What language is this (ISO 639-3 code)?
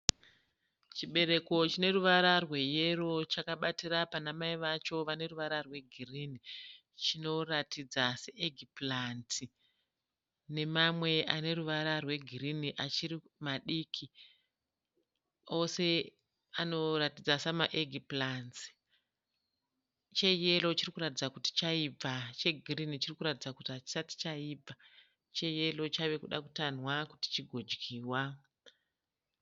sna